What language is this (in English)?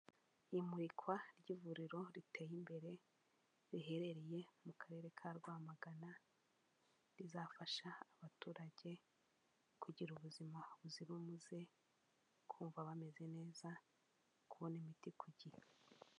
Kinyarwanda